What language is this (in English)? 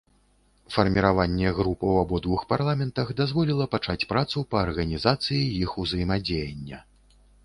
Belarusian